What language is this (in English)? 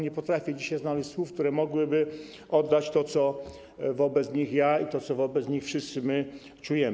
Polish